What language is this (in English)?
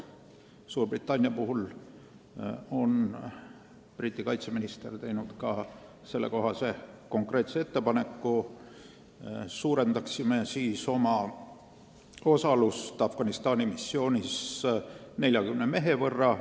Estonian